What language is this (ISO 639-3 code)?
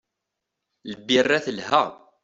kab